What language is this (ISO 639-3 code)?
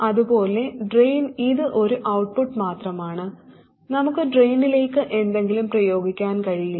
mal